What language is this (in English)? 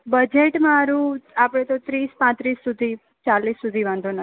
Gujarati